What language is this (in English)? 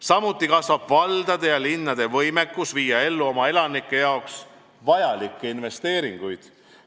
Estonian